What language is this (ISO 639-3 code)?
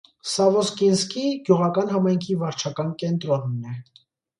hye